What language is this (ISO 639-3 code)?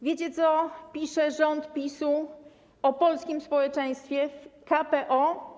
pol